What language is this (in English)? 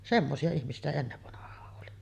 Finnish